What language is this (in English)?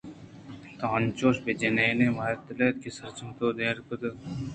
Eastern Balochi